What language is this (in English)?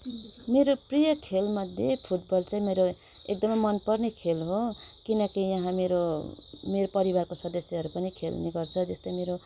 Nepali